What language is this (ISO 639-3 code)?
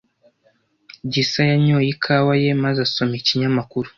kin